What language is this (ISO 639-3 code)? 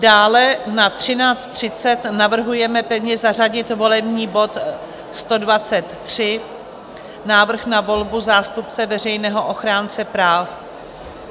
ces